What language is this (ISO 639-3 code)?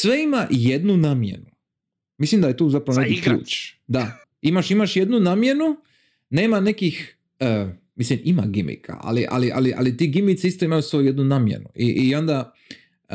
hrv